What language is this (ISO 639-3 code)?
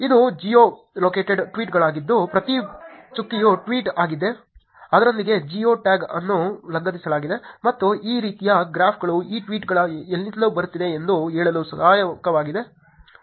kan